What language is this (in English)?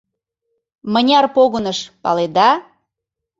Mari